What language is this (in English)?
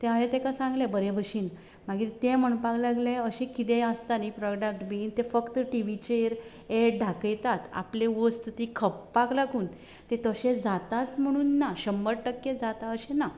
Konkani